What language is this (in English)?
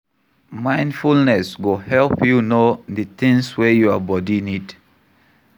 Nigerian Pidgin